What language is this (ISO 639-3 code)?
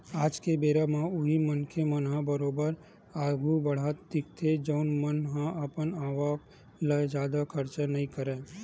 hne